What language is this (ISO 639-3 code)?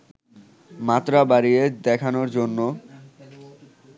ben